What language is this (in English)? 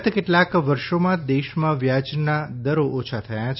Gujarati